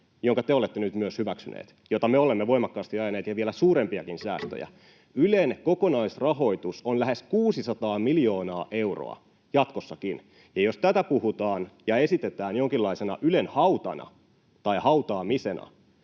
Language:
Finnish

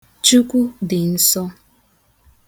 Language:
Igbo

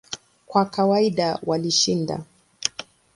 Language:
Swahili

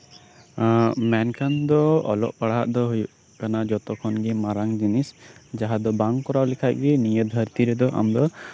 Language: Santali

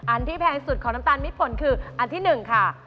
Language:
Thai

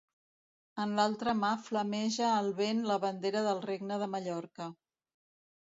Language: Catalan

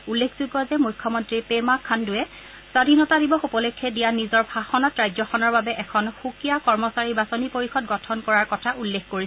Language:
Assamese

